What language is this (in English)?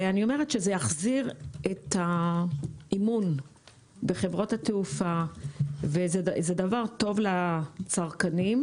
Hebrew